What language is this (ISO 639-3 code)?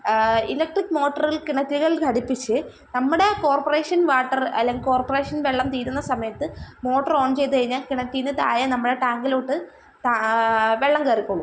mal